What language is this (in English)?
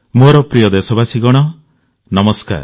Odia